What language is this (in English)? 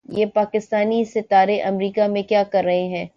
Urdu